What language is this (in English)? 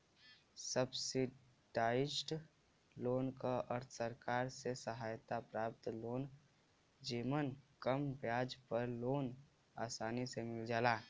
Bhojpuri